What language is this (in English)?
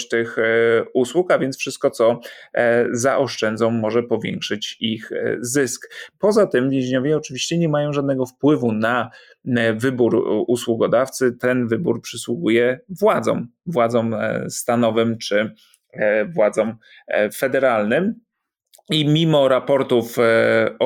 Polish